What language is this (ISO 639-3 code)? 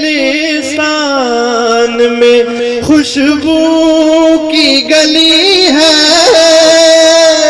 urd